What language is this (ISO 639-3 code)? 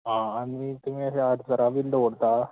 kok